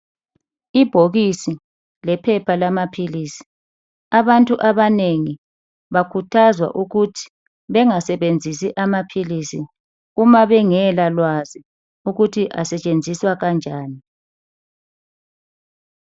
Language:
North Ndebele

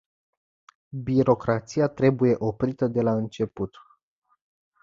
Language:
Romanian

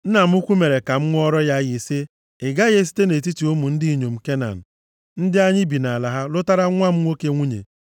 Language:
Igbo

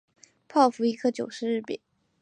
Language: Chinese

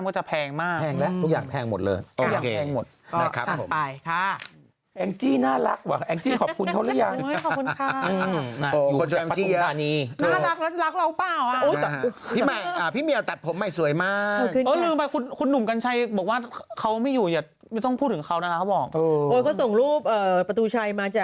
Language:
Thai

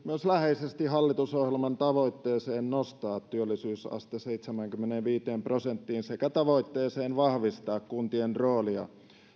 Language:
Finnish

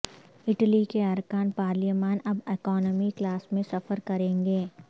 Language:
Urdu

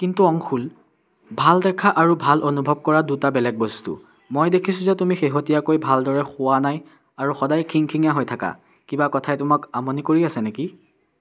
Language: Assamese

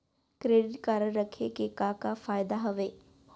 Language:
Chhattisgarhi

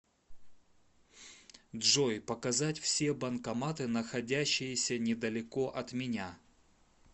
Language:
Russian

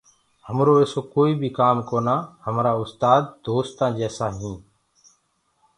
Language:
Gurgula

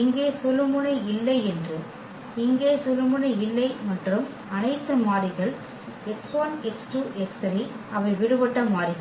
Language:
Tamil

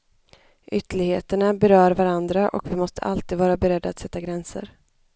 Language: Swedish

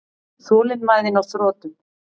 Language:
Icelandic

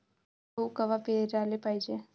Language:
Marathi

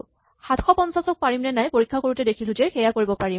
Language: Assamese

